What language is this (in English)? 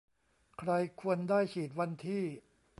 Thai